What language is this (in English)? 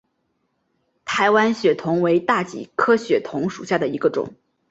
Chinese